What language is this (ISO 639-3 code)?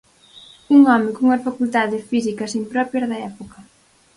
glg